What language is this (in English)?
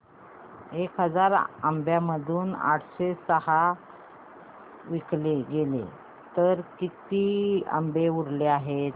Marathi